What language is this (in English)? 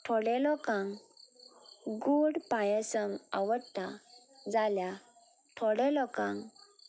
Konkani